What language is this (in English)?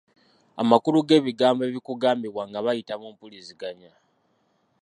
Ganda